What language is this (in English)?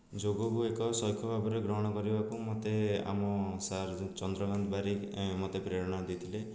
Odia